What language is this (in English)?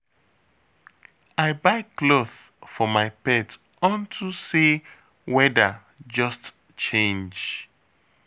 Nigerian Pidgin